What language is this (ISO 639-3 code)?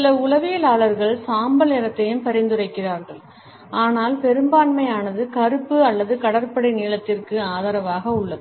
tam